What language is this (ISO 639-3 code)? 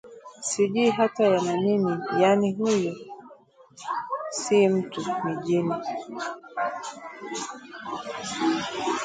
swa